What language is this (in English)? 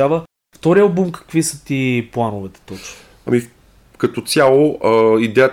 Bulgarian